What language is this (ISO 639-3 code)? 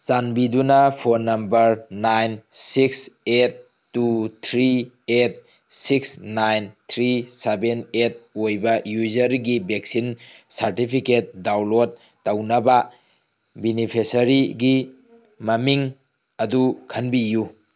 mni